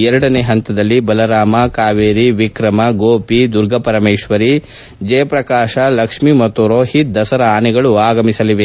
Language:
Kannada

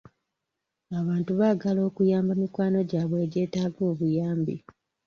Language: Ganda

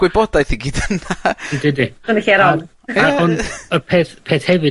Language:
Welsh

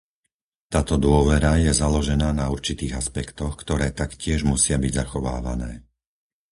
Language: Slovak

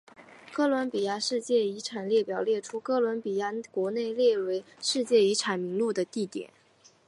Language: Chinese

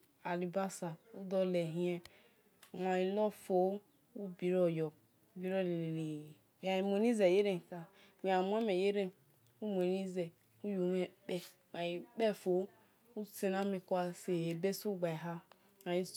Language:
Esan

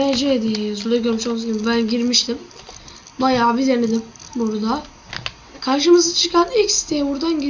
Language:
Turkish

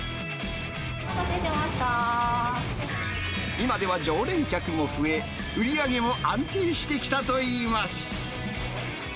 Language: Japanese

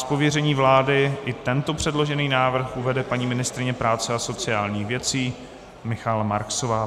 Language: Czech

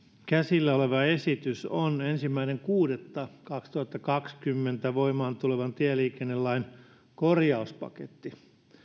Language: Finnish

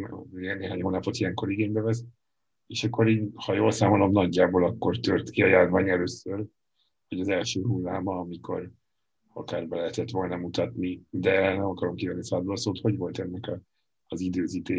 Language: Hungarian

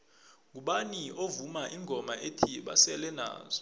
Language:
South Ndebele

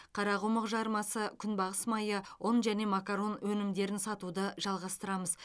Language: Kazakh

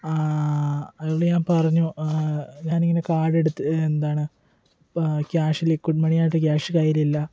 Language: Malayalam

